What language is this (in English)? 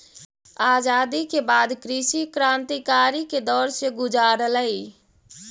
Magahi